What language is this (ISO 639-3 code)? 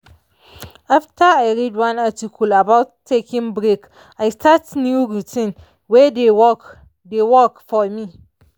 pcm